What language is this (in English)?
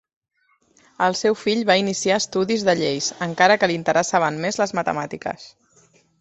Catalan